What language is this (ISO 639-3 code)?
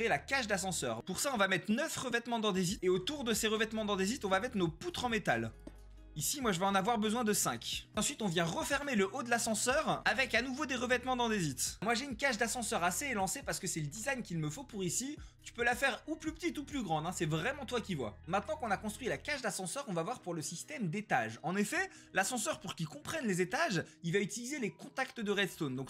fra